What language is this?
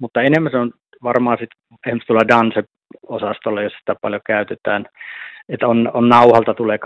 Finnish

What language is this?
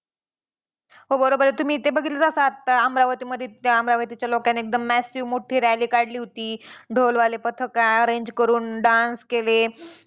Marathi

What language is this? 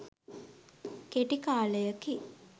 Sinhala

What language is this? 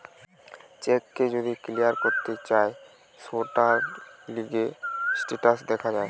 Bangla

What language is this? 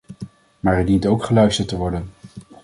Dutch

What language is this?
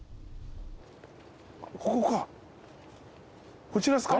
Japanese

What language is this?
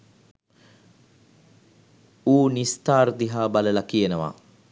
Sinhala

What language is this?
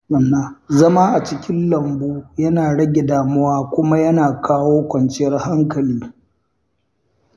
Hausa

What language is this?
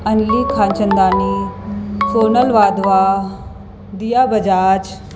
Sindhi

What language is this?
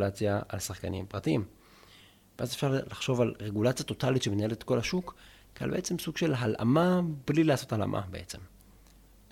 Hebrew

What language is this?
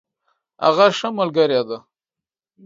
Pashto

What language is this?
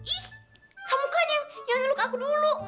Indonesian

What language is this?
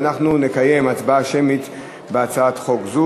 Hebrew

